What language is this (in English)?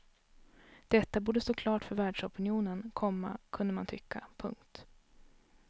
Swedish